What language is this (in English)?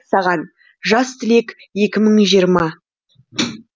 Kazakh